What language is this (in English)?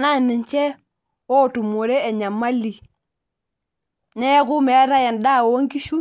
Masai